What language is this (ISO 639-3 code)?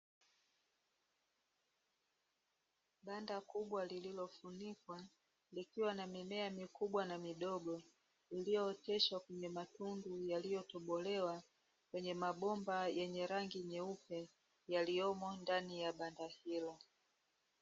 swa